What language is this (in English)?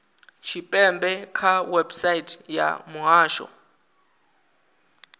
Venda